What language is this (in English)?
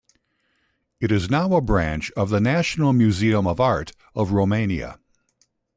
English